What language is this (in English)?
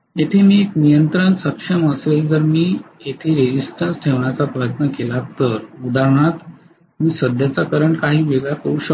Marathi